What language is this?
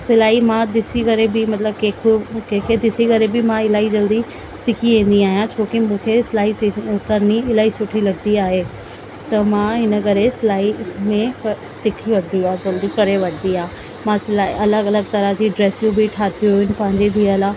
Sindhi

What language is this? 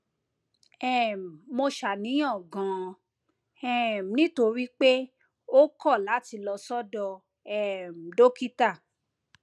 Yoruba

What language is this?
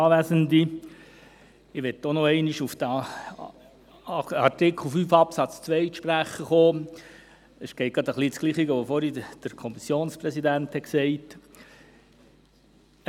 Swiss German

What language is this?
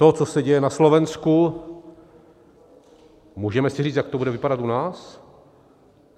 Czech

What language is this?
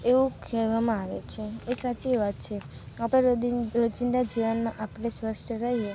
Gujarati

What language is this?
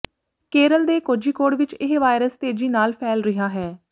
Punjabi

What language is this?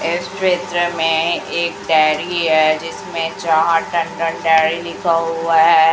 Hindi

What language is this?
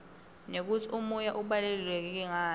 Swati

